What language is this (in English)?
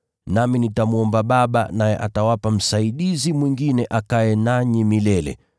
Swahili